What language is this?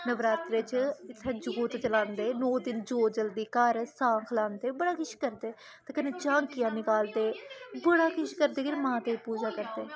Dogri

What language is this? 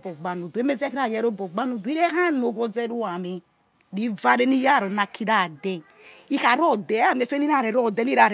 Yekhee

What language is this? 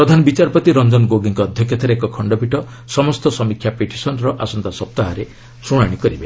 Odia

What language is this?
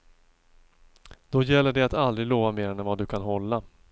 Swedish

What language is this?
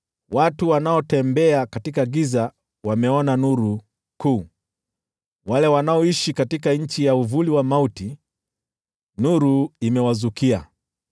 Swahili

